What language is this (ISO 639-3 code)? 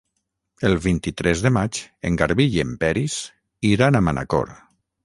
cat